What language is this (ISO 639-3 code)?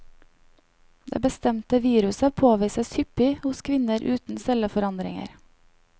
nor